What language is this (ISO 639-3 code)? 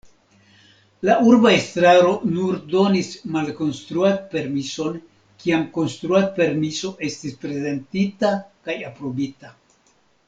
epo